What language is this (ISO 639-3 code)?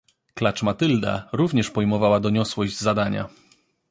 pol